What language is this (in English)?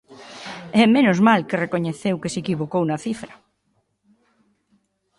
Galician